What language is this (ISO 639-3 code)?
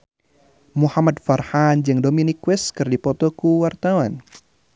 sun